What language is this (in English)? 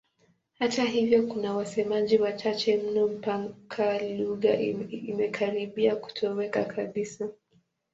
Swahili